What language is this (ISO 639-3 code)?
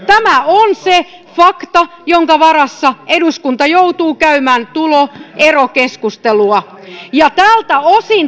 fin